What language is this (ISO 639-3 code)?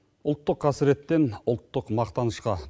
kaz